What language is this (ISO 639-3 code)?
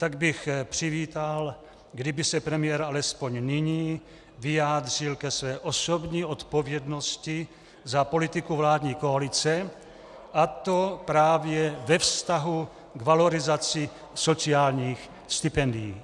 ces